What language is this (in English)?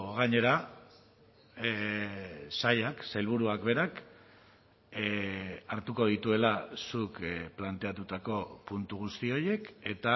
Basque